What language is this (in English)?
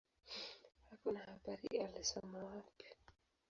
Swahili